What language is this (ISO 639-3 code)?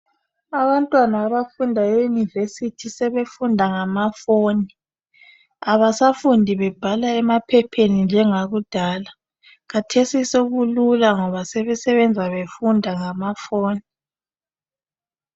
nde